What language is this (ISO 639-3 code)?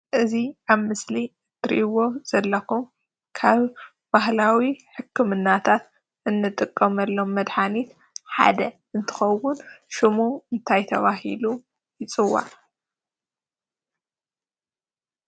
tir